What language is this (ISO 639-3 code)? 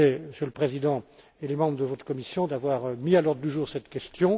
fra